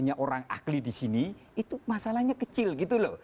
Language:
Indonesian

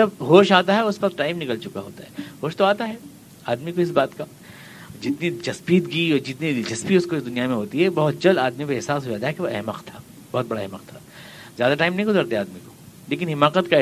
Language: Urdu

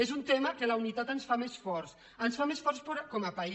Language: Catalan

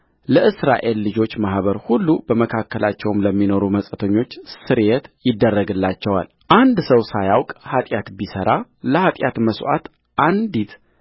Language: Amharic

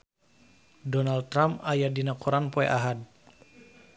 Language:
Sundanese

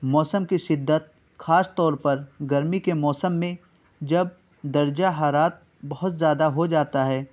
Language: Urdu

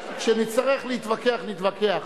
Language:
Hebrew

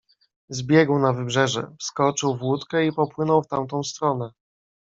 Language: Polish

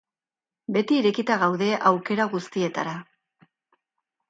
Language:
Basque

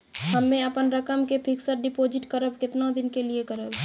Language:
Maithili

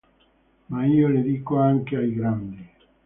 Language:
Italian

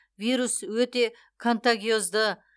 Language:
Kazakh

